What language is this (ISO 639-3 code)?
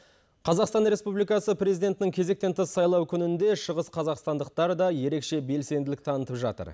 kaz